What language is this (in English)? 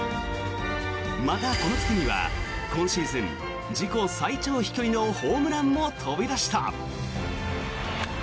Japanese